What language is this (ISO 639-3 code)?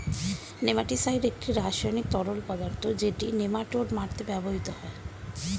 ben